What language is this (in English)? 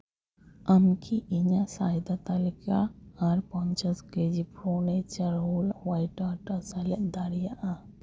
Santali